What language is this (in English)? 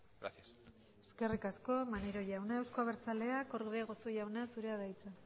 Basque